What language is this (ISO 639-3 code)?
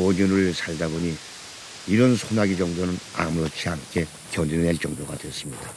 kor